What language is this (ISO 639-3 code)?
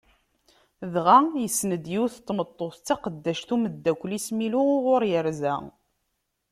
kab